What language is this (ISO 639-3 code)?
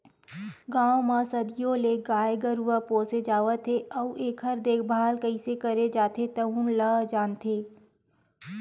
hne